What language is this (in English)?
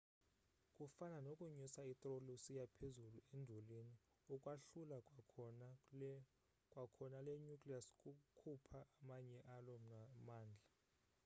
Xhosa